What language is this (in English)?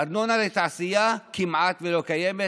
Hebrew